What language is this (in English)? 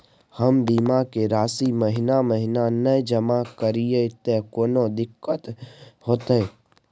Maithili